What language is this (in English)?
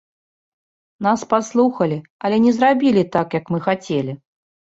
Belarusian